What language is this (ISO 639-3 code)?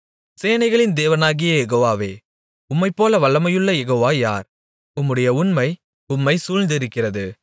tam